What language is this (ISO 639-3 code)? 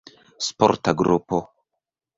epo